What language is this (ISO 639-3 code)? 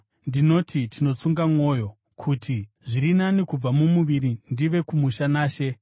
sna